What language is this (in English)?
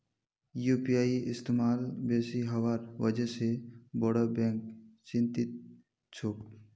Magahi